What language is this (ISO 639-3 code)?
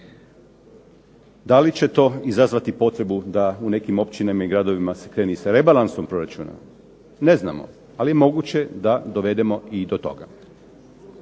hrv